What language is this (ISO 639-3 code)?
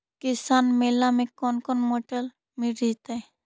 mag